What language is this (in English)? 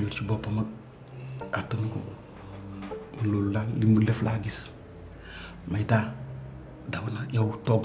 French